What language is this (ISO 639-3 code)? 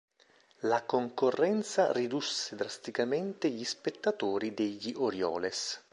ita